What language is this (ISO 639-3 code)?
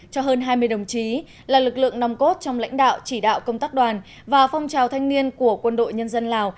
vie